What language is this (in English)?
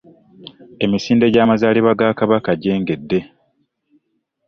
Ganda